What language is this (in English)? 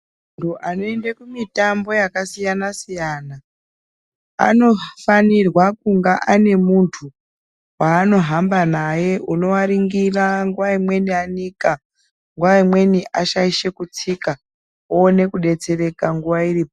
Ndau